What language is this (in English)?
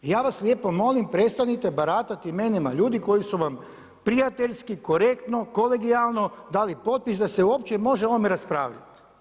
Croatian